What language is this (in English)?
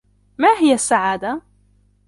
Arabic